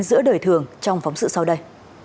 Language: Vietnamese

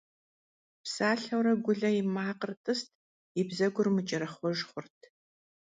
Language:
Kabardian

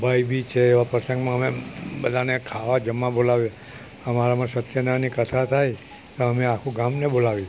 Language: Gujarati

